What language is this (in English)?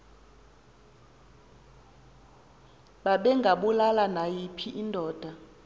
Xhosa